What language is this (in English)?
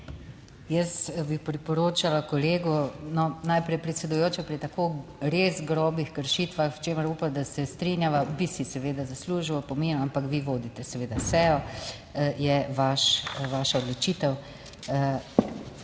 Slovenian